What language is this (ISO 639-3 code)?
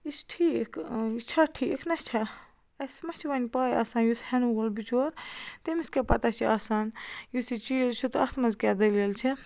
kas